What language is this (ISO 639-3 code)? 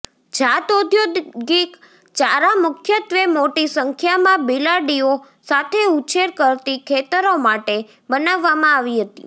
guj